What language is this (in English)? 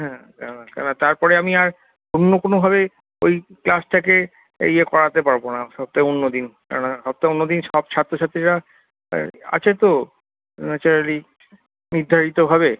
Bangla